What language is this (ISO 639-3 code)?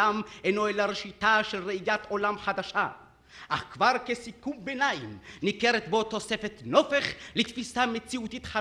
heb